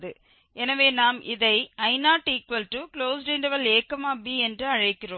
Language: Tamil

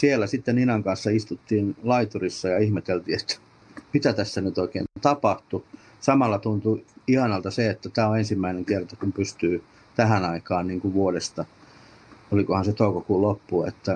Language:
Finnish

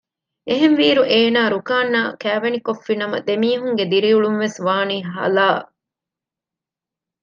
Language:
Divehi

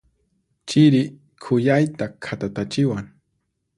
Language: Puno Quechua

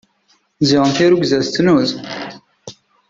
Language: Kabyle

